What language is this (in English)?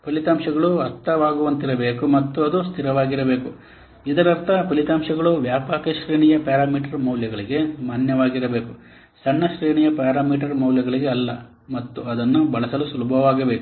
Kannada